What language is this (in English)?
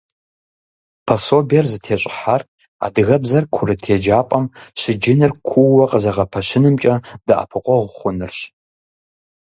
Kabardian